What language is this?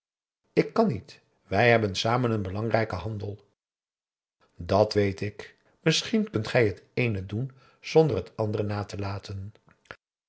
Dutch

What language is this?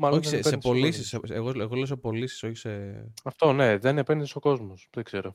Greek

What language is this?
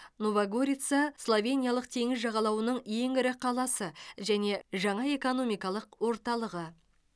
Kazakh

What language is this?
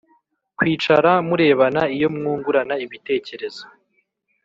Kinyarwanda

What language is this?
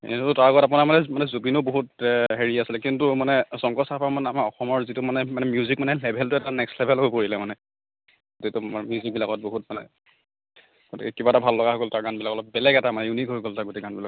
Assamese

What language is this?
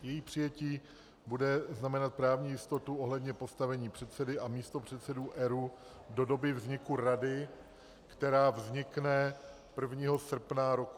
Czech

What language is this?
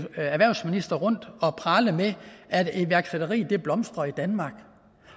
Danish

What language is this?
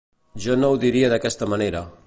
Catalan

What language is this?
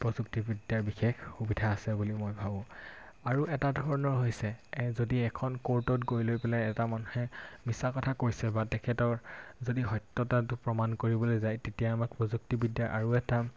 Assamese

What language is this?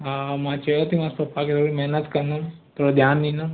Sindhi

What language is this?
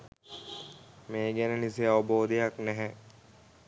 Sinhala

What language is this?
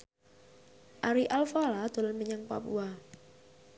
Javanese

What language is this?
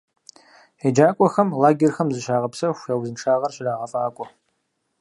Kabardian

